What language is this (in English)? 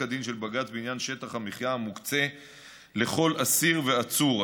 Hebrew